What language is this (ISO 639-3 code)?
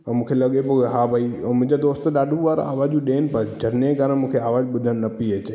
snd